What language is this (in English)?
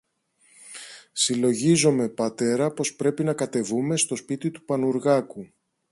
Greek